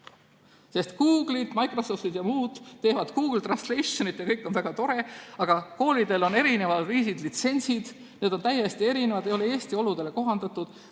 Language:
Estonian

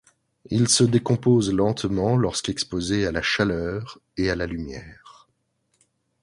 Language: French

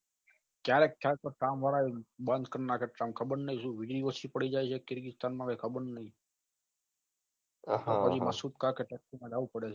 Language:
Gujarati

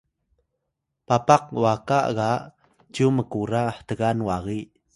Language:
Atayal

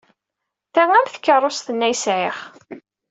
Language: Kabyle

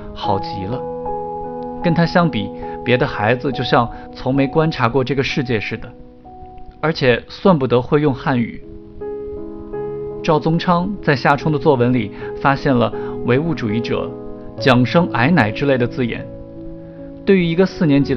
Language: Chinese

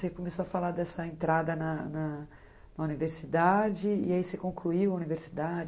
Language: Portuguese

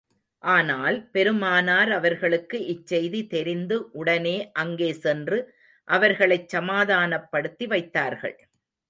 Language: Tamil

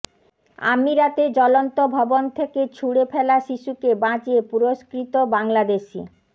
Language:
Bangla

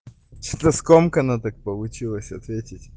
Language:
Russian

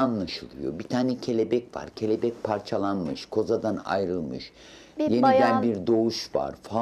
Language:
Turkish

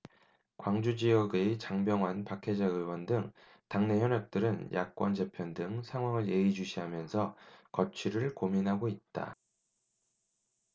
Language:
Korean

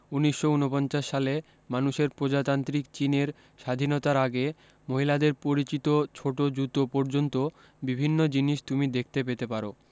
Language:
Bangla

